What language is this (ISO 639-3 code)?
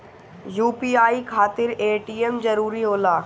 bho